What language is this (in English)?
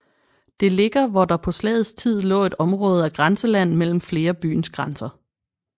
Danish